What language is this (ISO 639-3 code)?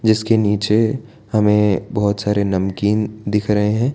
hin